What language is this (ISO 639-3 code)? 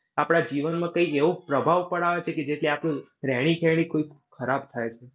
guj